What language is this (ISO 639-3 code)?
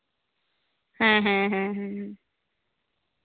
sat